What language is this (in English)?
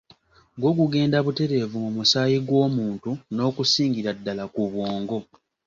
Ganda